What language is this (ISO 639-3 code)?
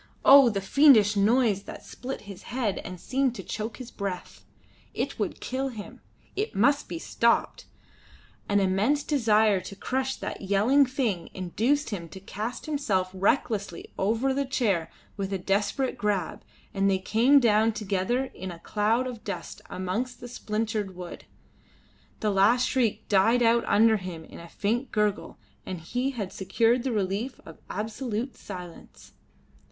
eng